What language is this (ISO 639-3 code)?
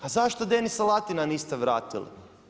hrv